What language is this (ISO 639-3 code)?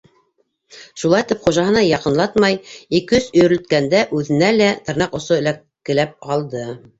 bak